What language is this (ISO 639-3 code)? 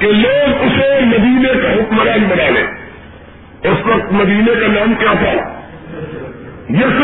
urd